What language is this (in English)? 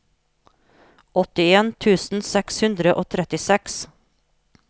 Norwegian